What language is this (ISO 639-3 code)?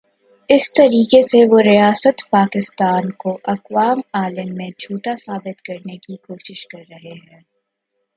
urd